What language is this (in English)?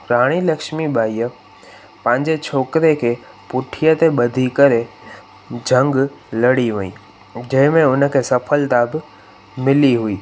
Sindhi